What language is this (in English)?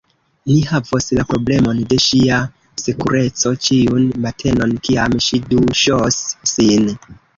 Esperanto